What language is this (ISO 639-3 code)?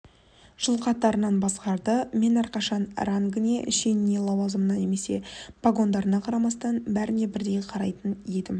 kaz